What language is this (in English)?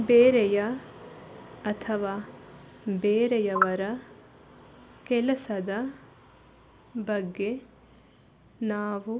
Kannada